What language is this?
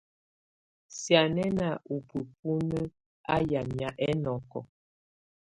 Tunen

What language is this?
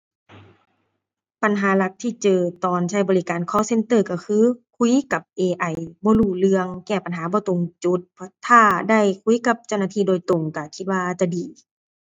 Thai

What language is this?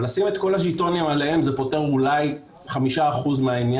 Hebrew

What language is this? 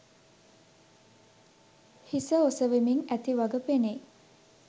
Sinhala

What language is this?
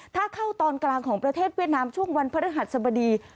Thai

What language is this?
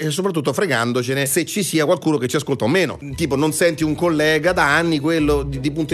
Italian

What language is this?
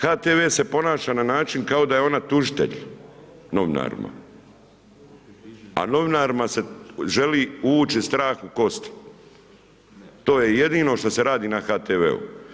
Croatian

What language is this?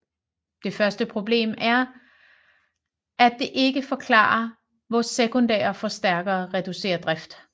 Danish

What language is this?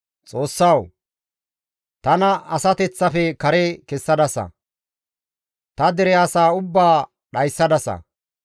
Gamo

